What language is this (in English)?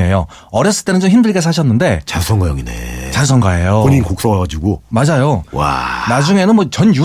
Korean